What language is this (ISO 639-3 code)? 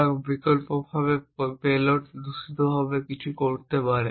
ben